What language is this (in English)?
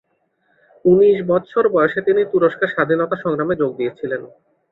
Bangla